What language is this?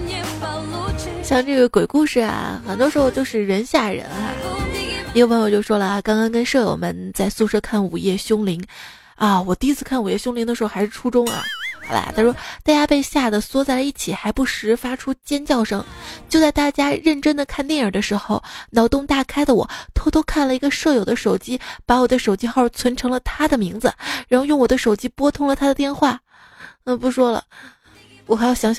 Chinese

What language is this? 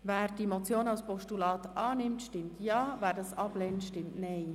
Swiss German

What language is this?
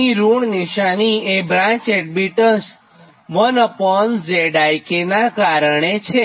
Gujarati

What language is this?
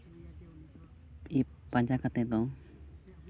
Santali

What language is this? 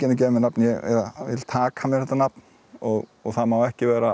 Icelandic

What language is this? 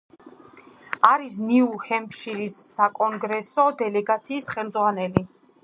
Georgian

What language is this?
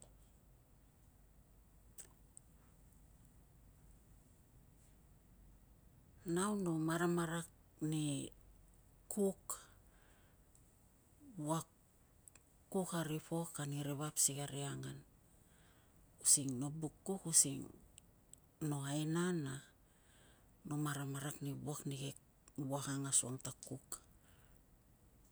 Tungag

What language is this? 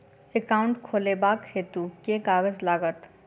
Maithili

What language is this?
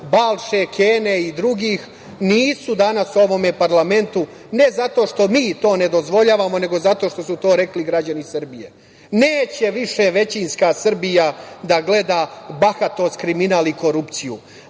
Serbian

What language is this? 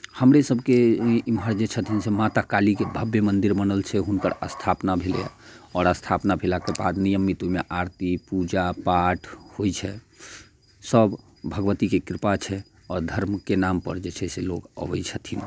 Maithili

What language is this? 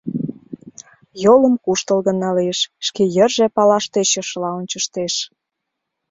Mari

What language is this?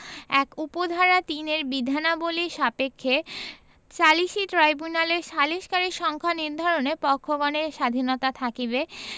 Bangla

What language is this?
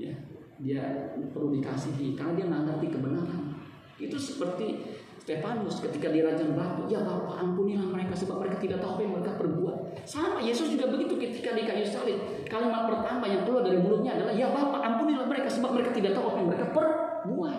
Indonesian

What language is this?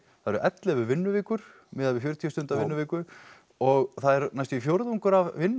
Icelandic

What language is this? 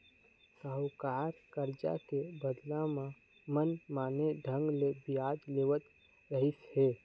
Chhattisgarhi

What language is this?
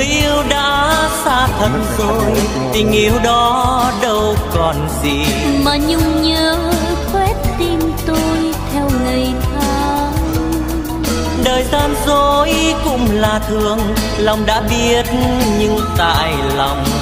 Vietnamese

